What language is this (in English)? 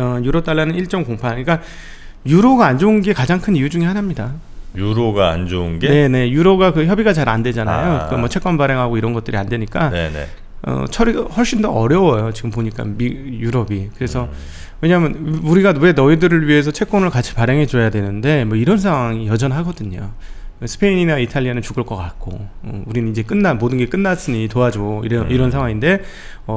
Korean